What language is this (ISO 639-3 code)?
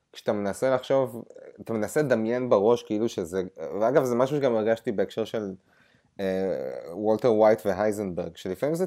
heb